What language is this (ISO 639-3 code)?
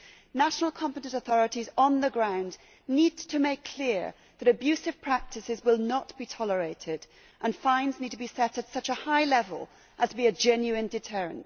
eng